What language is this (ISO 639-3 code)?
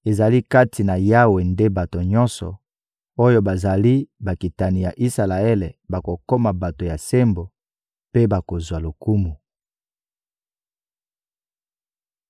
lin